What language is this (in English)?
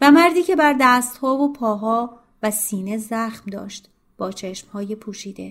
Persian